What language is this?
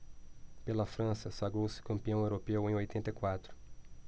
Portuguese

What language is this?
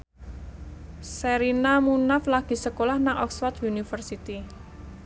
Javanese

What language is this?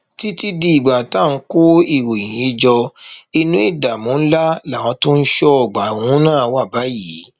Yoruba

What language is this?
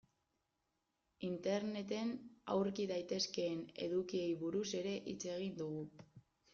Basque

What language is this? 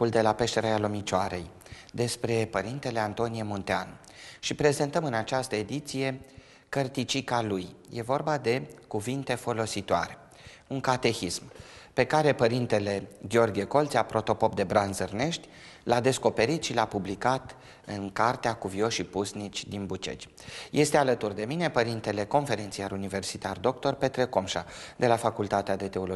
Romanian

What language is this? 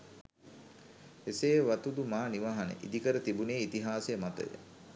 Sinhala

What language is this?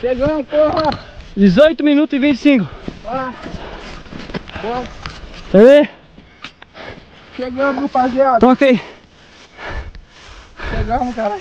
Portuguese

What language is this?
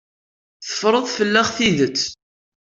Kabyle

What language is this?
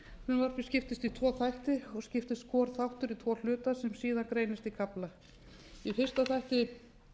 Icelandic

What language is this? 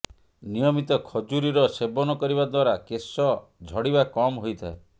Odia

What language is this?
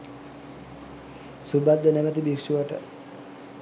Sinhala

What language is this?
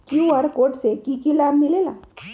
Magahi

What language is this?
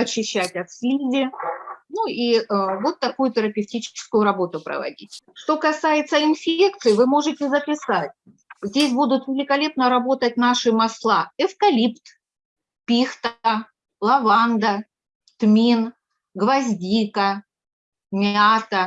Russian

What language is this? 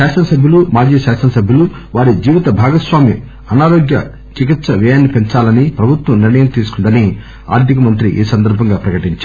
Telugu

